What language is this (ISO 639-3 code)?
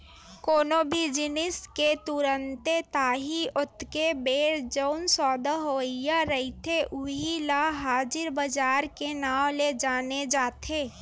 hne